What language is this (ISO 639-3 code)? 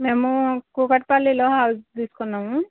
tel